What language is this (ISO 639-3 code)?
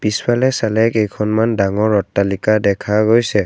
asm